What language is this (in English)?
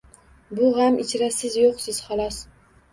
Uzbek